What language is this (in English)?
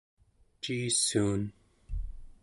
Central Yupik